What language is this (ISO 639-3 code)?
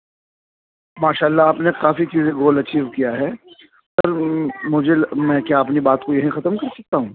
urd